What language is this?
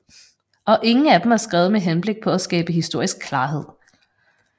Danish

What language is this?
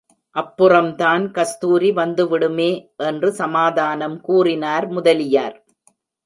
Tamil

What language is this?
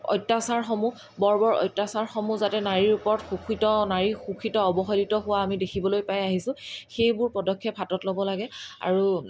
Assamese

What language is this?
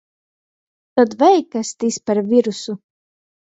Latgalian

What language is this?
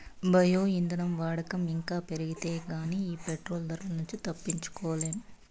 Telugu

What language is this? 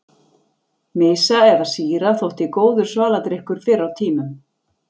Icelandic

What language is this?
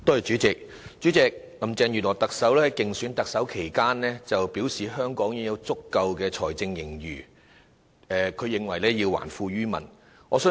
Cantonese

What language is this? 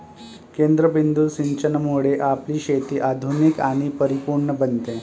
Marathi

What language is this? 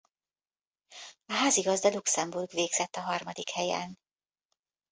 Hungarian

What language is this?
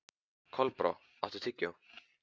Icelandic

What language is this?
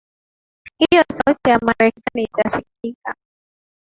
Swahili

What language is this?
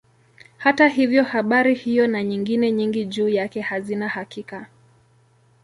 Swahili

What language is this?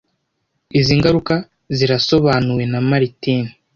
Kinyarwanda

